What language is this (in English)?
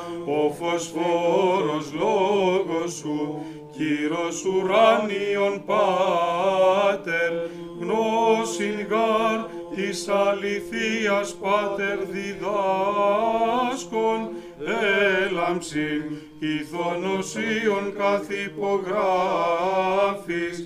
Greek